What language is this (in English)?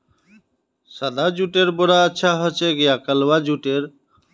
Magahi